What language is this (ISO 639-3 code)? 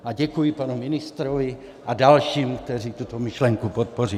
ces